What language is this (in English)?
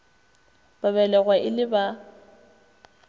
Northern Sotho